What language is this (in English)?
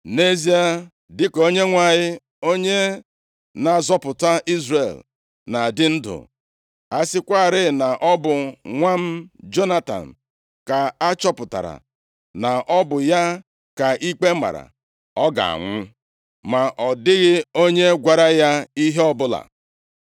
Igbo